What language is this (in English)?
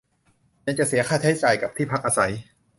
Thai